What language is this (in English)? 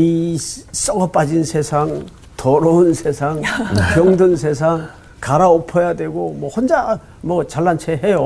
Korean